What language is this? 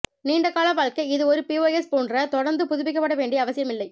Tamil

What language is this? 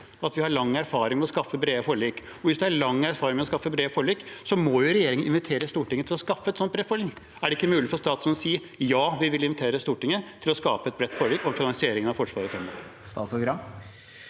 Norwegian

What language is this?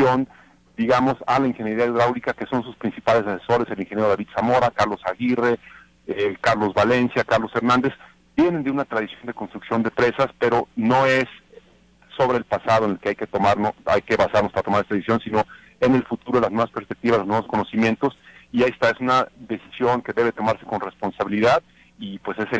Spanish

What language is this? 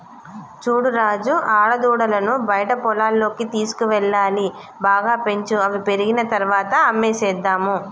Telugu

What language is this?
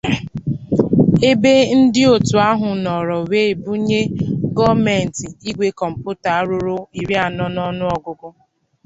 Igbo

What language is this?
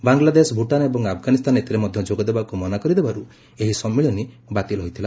Odia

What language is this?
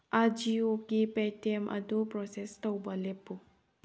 Manipuri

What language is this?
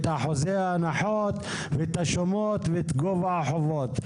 Hebrew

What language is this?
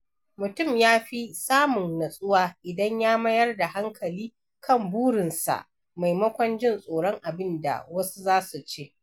Hausa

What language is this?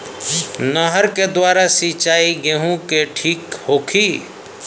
Bhojpuri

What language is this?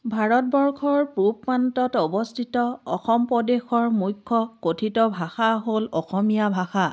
Assamese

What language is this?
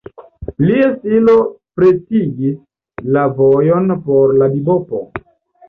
Esperanto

